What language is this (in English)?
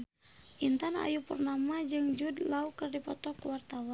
Sundanese